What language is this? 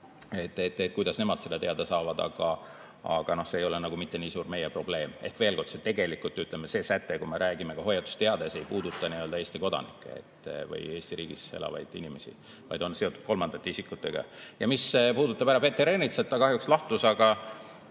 Estonian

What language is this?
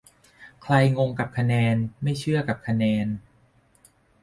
Thai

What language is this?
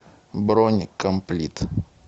Russian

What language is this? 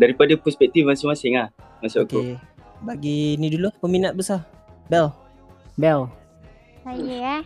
Malay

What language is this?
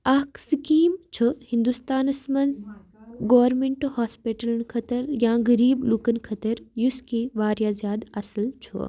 Kashmiri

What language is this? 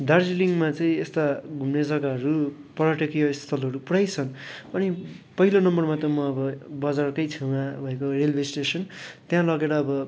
Nepali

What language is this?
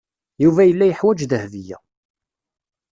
Kabyle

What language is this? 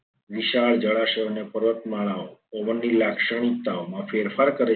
Gujarati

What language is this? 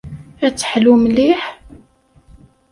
Kabyle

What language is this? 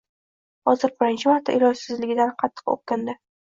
Uzbek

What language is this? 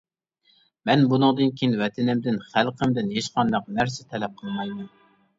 Uyghur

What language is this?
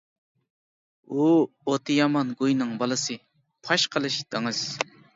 Uyghur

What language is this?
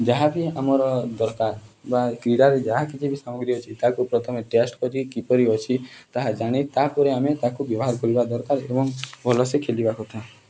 Odia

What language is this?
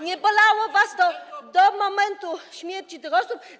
Polish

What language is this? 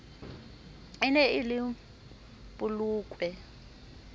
Southern Sotho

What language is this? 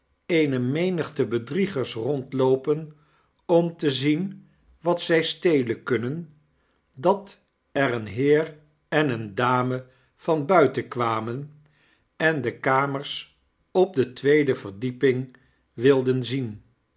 Dutch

